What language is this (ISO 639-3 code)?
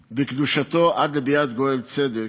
heb